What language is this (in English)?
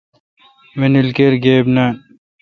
Kalkoti